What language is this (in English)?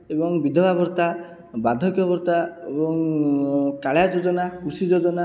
Odia